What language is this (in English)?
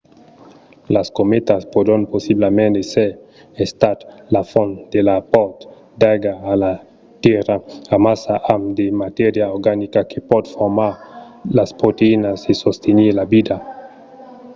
Occitan